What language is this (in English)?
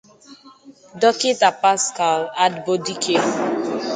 Igbo